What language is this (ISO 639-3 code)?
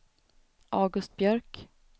swe